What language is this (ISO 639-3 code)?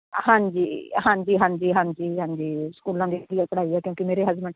pan